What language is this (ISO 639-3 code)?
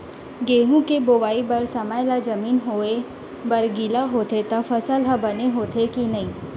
hne